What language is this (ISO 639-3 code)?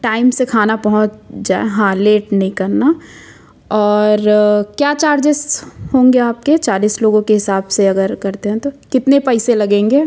hin